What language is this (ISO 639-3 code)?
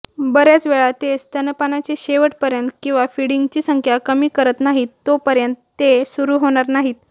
mar